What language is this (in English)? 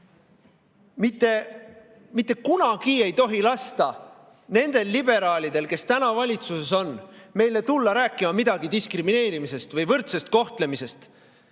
Estonian